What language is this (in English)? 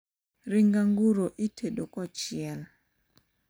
Luo (Kenya and Tanzania)